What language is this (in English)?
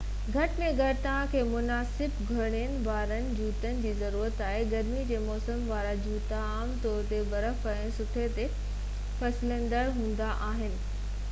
Sindhi